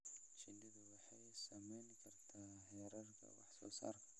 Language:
Somali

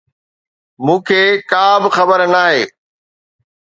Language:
Sindhi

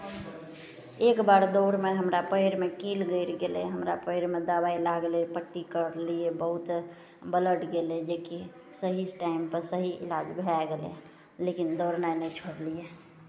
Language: Maithili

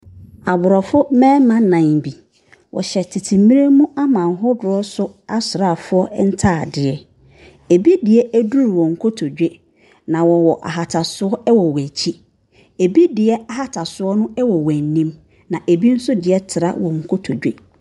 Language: Akan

